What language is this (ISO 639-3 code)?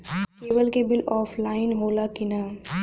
bho